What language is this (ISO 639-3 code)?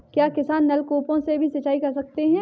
hin